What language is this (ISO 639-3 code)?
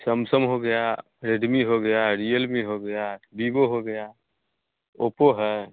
hin